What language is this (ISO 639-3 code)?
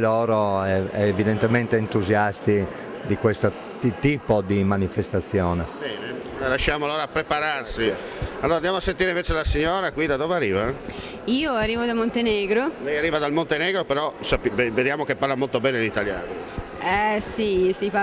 ita